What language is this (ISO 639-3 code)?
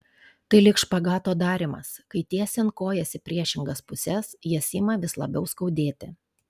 lit